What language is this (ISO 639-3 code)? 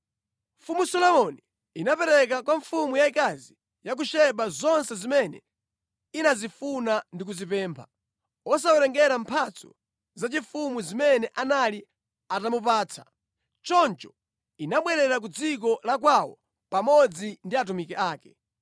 nya